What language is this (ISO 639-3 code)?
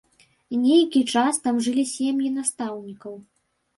bel